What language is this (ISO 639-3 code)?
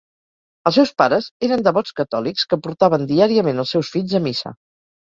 cat